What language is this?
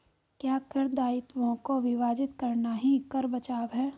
Hindi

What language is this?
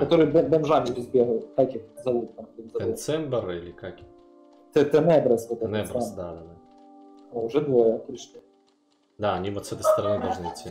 Russian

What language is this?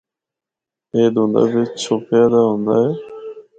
Northern Hindko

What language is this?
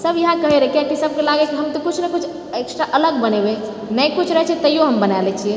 Maithili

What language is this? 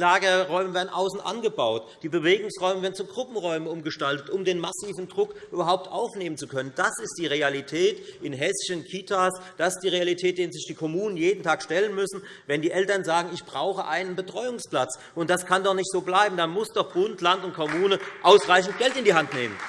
German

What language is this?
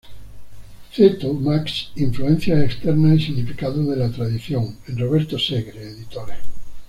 Spanish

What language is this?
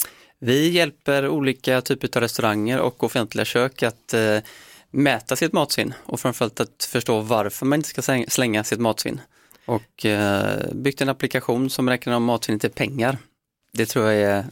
Swedish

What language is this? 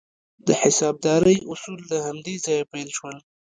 Pashto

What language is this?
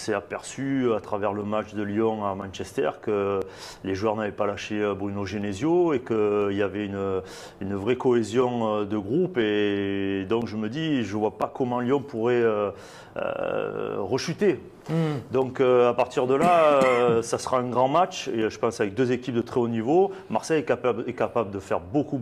French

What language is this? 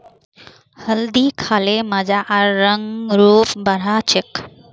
Magahi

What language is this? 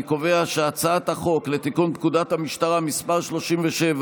Hebrew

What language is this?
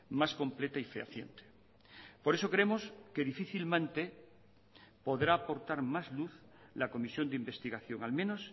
Spanish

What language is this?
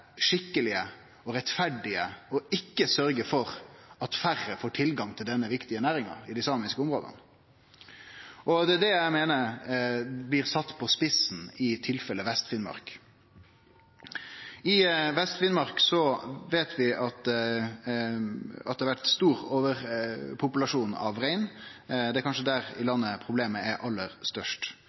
Norwegian Nynorsk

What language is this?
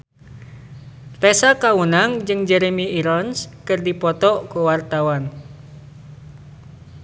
Sundanese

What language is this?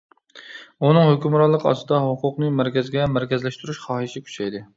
Uyghur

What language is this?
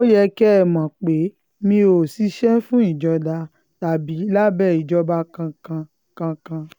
Yoruba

